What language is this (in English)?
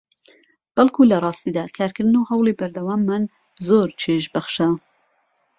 Central Kurdish